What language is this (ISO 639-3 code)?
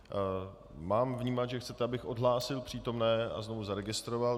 ces